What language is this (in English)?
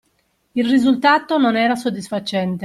Italian